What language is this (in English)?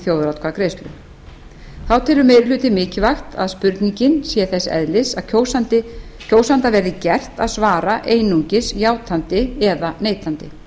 Icelandic